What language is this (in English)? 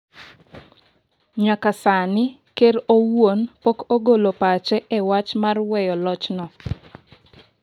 Luo (Kenya and Tanzania)